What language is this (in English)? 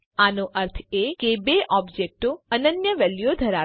Gujarati